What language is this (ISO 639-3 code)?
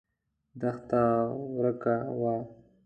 pus